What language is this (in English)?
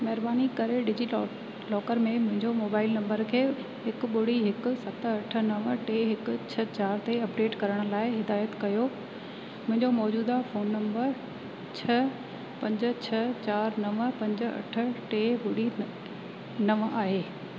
Sindhi